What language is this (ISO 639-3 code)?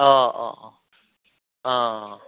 brx